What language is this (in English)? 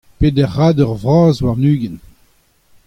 Breton